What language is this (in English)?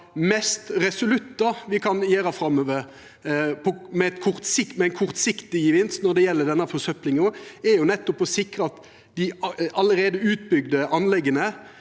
Norwegian